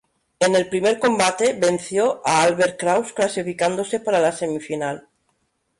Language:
Spanish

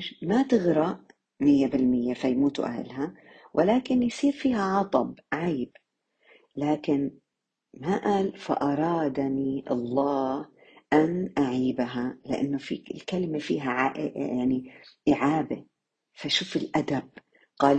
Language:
Arabic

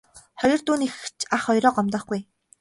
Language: Mongolian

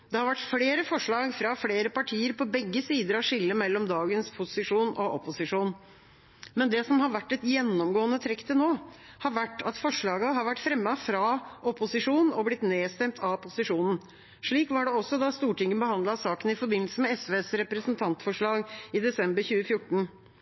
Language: Norwegian Bokmål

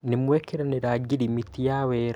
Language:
Kikuyu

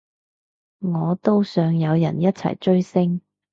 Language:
Cantonese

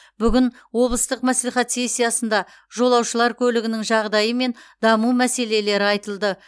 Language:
Kazakh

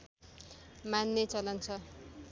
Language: Nepali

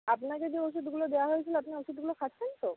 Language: Bangla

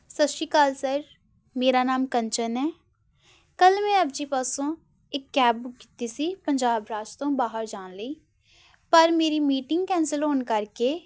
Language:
Punjabi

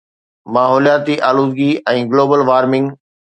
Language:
Sindhi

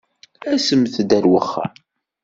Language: Kabyle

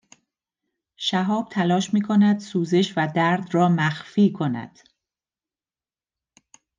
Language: Persian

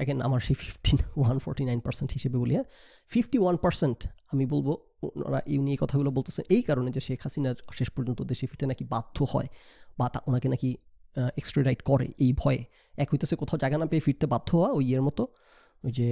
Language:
Bangla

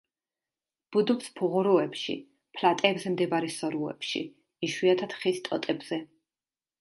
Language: Georgian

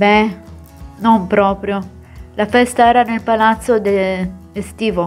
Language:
Italian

